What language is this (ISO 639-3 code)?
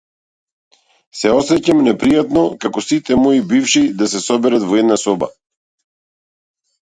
mkd